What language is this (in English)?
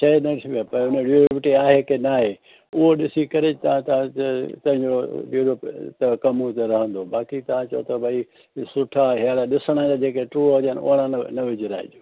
Sindhi